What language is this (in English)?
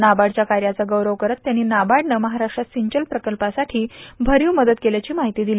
Marathi